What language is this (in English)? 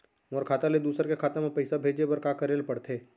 Chhattisgarhi